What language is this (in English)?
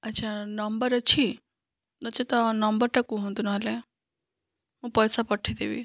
Odia